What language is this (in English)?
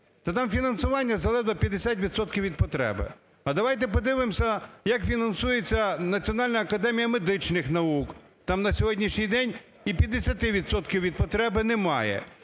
Ukrainian